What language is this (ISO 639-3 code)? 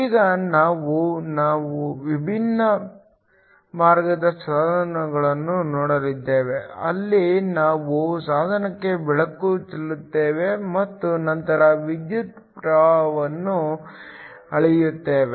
kan